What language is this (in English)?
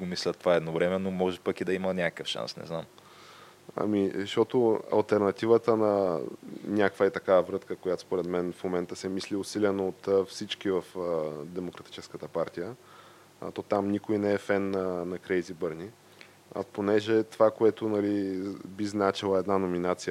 Bulgarian